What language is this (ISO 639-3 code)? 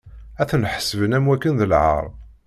kab